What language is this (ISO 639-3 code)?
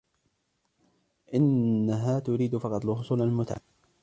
ara